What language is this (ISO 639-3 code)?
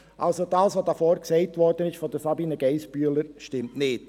gsw